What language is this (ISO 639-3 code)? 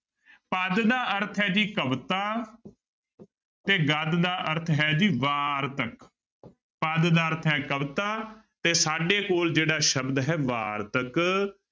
pan